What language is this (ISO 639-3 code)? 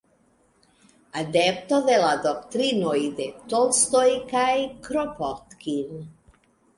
epo